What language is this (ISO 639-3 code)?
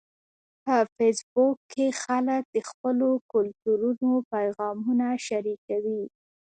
pus